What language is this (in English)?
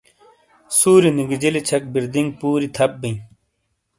Shina